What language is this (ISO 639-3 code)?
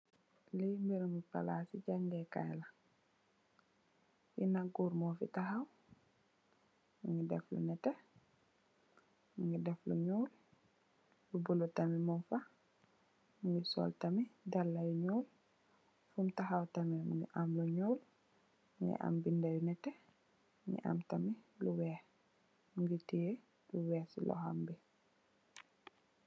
wol